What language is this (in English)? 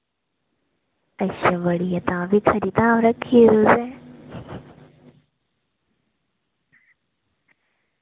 Dogri